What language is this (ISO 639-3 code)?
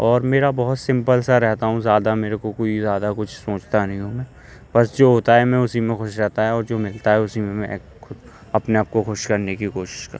urd